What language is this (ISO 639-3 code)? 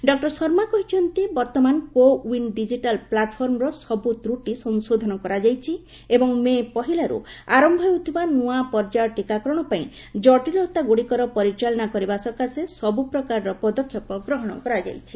ori